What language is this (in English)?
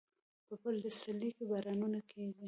Pashto